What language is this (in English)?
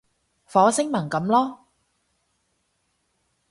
Cantonese